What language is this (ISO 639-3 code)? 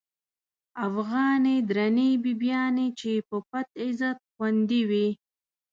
pus